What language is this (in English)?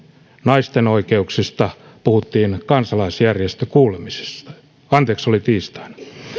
Finnish